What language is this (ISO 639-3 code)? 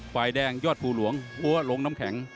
tha